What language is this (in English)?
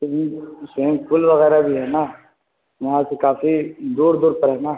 Urdu